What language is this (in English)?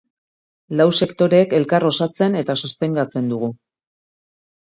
Basque